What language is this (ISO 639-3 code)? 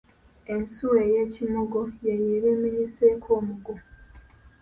lug